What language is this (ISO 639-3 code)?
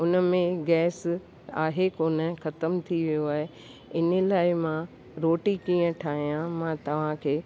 snd